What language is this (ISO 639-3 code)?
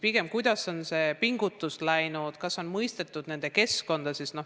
est